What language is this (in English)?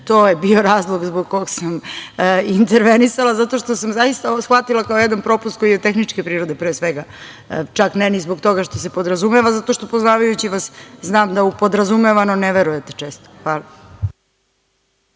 Serbian